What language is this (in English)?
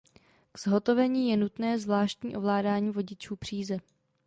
Czech